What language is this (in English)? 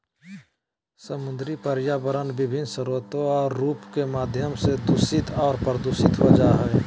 Magahi